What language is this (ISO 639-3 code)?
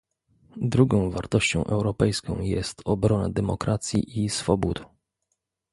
pol